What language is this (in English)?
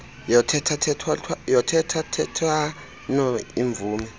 Xhosa